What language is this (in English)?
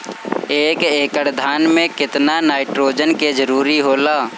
Bhojpuri